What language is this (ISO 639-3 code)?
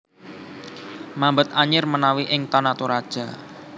jav